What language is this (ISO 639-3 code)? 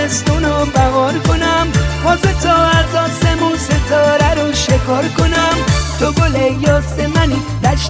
fas